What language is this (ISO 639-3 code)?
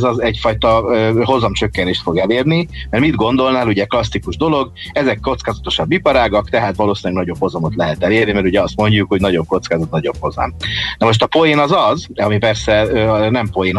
hun